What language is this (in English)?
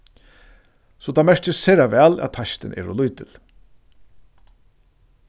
Faroese